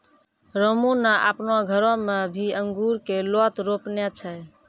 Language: Maithili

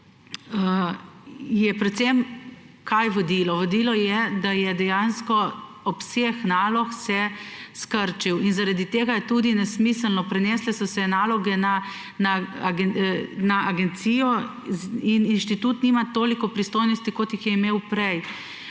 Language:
Slovenian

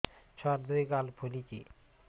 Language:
Odia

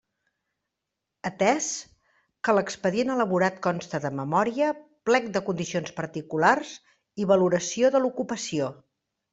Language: Catalan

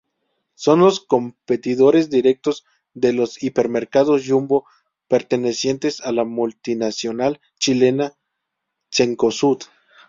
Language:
Spanish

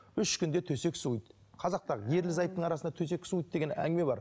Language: Kazakh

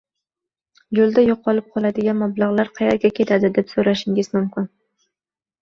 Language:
Uzbek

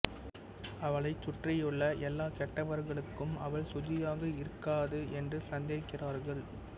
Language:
Tamil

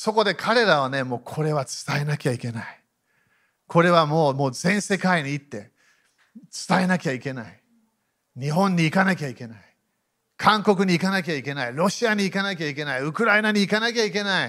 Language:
Japanese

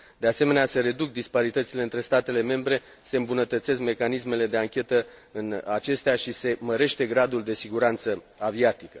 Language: Romanian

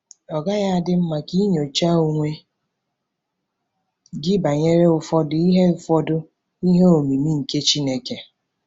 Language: Igbo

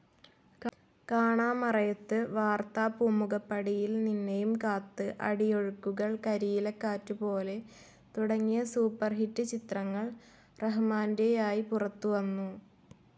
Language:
Malayalam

